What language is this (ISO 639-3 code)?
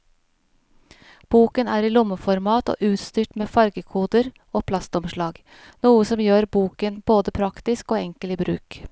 nor